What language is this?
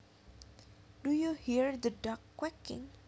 Javanese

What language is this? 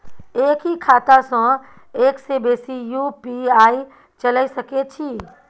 Maithili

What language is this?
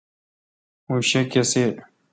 Kalkoti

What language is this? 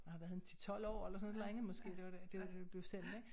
Danish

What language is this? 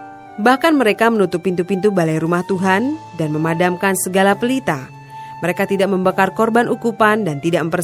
Indonesian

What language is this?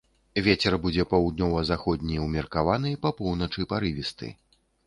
Belarusian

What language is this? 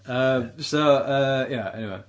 Welsh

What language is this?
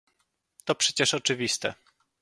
Polish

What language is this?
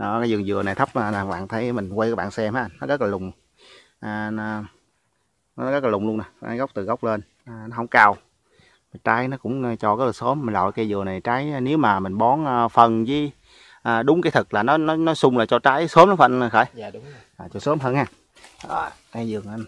Vietnamese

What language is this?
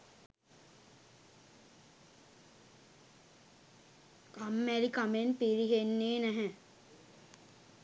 Sinhala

